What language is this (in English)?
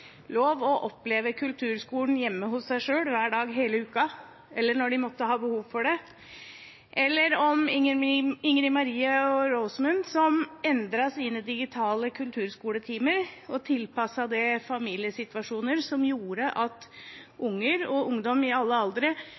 Norwegian Bokmål